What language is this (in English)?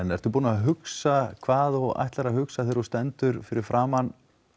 Icelandic